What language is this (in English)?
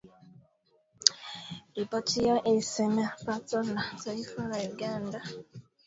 Swahili